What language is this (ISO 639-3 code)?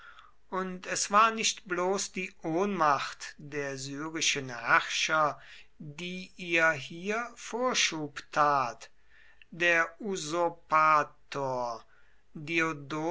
deu